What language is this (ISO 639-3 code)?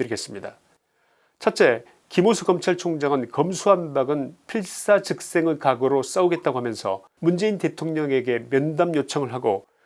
kor